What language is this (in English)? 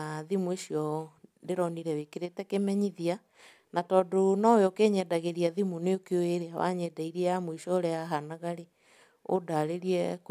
Kikuyu